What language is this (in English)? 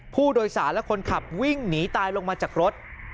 Thai